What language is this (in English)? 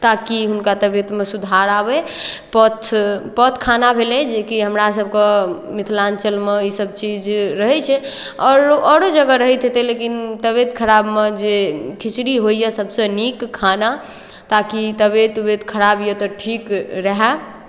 Maithili